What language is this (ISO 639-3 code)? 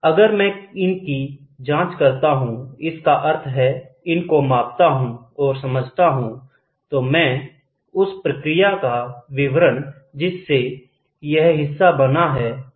hin